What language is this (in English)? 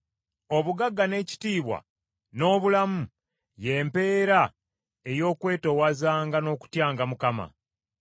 Ganda